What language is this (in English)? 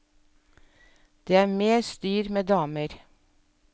Norwegian